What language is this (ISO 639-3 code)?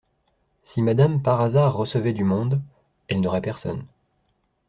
fra